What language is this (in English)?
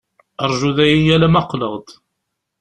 Kabyle